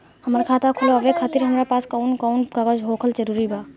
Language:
Bhojpuri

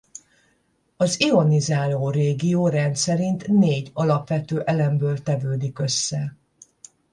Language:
Hungarian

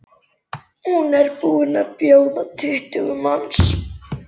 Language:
Icelandic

